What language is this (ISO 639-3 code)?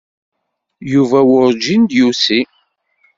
kab